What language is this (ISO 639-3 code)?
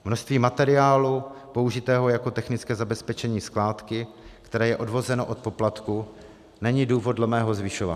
ces